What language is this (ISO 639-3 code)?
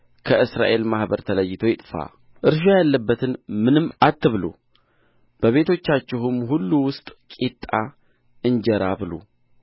amh